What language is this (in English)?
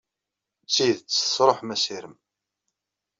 Kabyle